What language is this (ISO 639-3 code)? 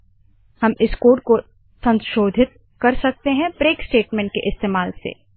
hin